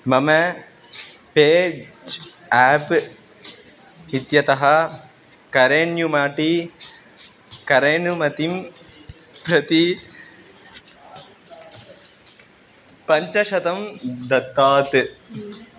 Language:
Sanskrit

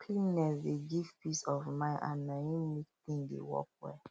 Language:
Nigerian Pidgin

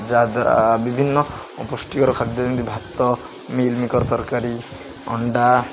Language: Odia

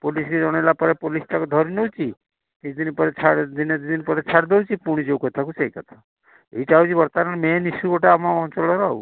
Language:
Odia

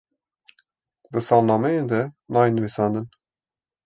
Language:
Kurdish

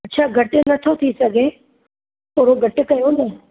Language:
Sindhi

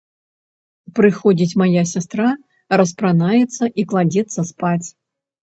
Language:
Belarusian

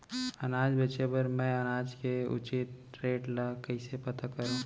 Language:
Chhattisgarhi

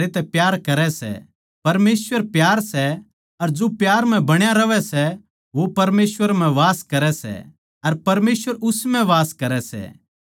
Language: Haryanvi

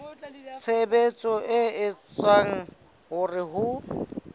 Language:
Southern Sotho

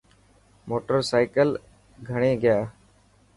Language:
Dhatki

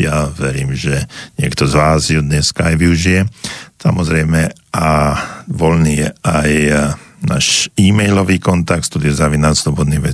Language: Slovak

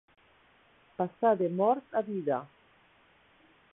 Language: Catalan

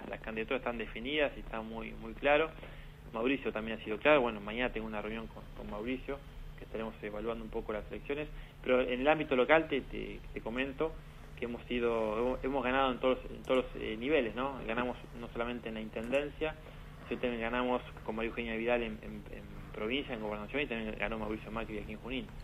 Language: Spanish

